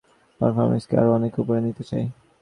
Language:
Bangla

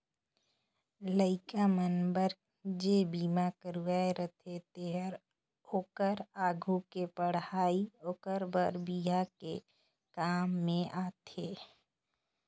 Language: Chhattisgarhi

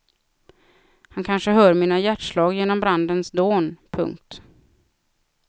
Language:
Swedish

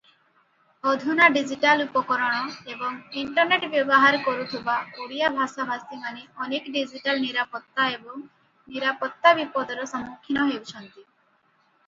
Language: Odia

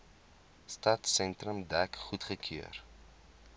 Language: Afrikaans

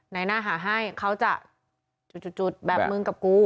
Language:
Thai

